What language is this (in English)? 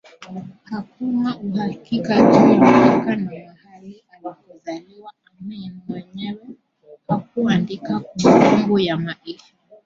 Swahili